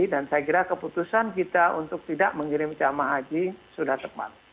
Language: Indonesian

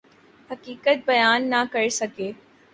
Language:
Urdu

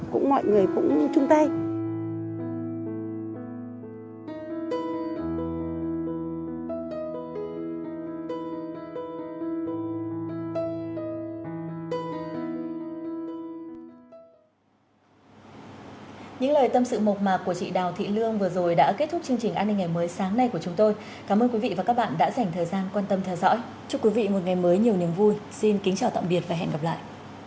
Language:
Vietnamese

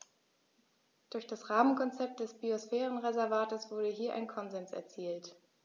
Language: German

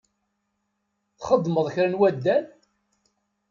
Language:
Kabyle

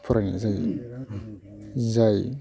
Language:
Bodo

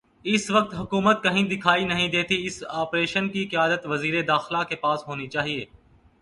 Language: Urdu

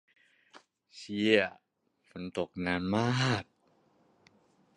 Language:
Thai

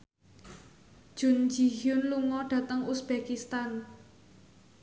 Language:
Javanese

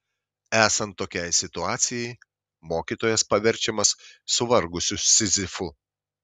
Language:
Lithuanian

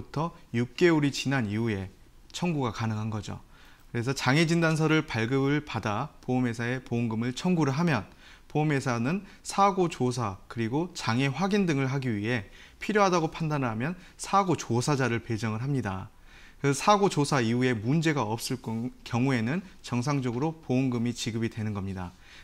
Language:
Korean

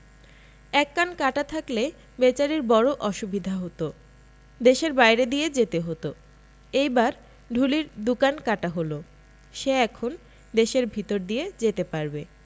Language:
Bangla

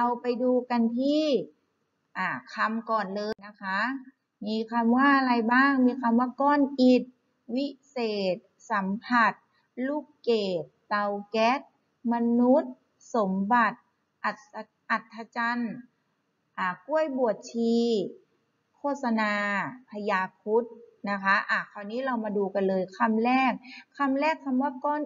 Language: Thai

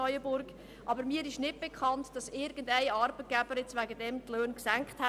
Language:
Swiss German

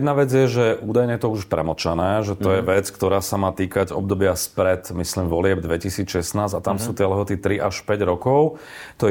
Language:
Slovak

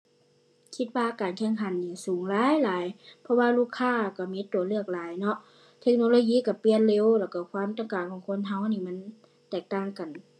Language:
Thai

